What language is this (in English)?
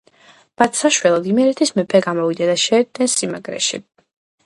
Georgian